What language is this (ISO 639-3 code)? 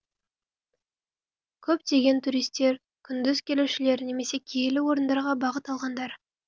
kaz